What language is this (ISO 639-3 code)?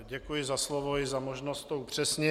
ces